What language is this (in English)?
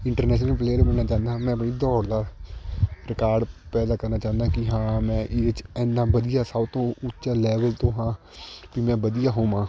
Punjabi